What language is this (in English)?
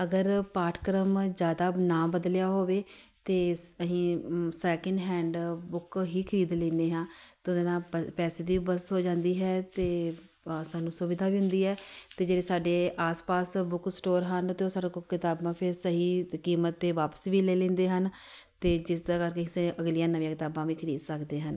Punjabi